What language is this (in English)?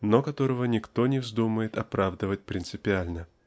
Russian